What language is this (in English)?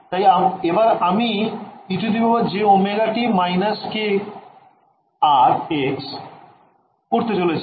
Bangla